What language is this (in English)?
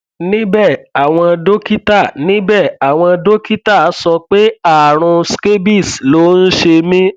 Yoruba